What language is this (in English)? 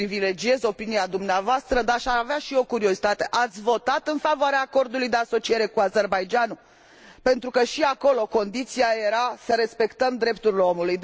Romanian